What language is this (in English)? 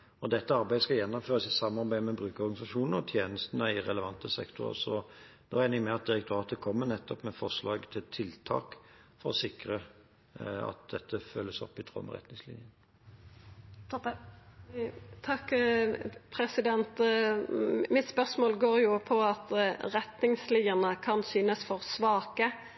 Norwegian